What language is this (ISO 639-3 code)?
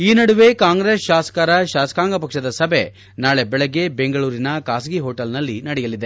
kan